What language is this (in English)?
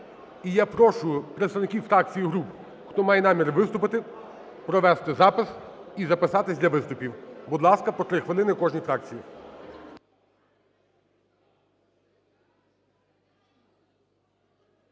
Ukrainian